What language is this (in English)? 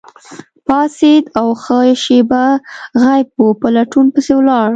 Pashto